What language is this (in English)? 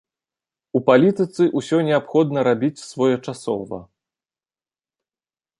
Belarusian